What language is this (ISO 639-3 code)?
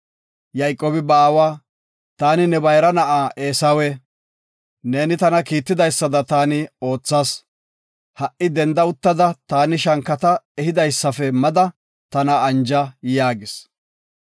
gof